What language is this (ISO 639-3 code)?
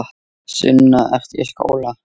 isl